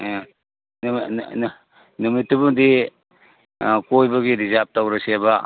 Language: Manipuri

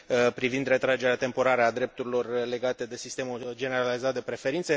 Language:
Romanian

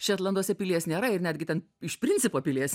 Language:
Lithuanian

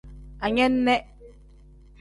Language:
Tem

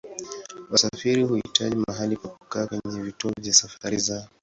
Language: Swahili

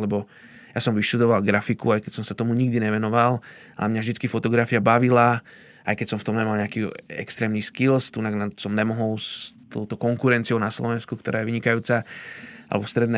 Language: Slovak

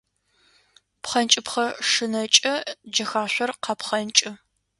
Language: Adyghe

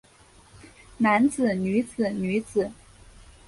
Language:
Chinese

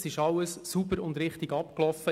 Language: Swiss German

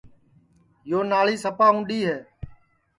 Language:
Sansi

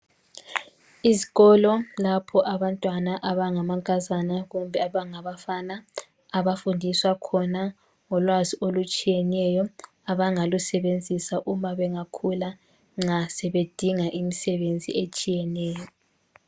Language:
North Ndebele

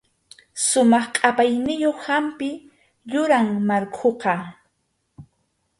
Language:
Arequipa-La Unión Quechua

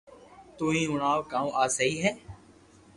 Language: Loarki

